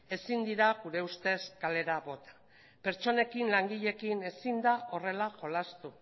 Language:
Basque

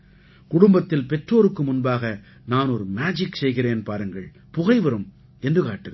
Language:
Tamil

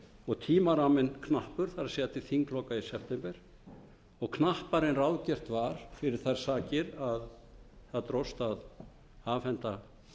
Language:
Icelandic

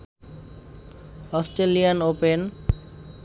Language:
Bangla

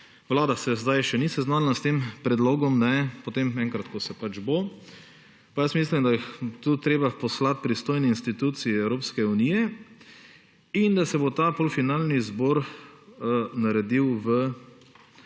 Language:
Slovenian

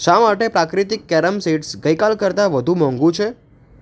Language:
Gujarati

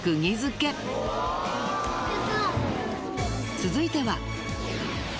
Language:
Japanese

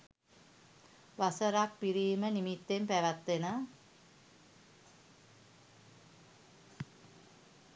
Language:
Sinhala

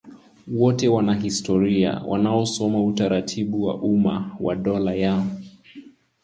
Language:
Swahili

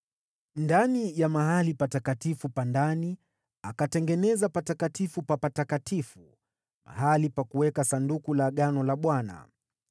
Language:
Swahili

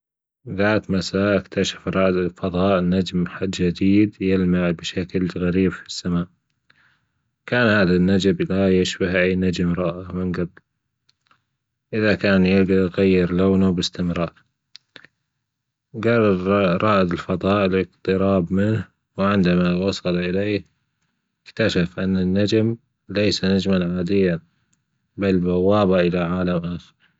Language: Gulf Arabic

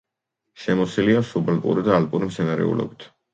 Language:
Georgian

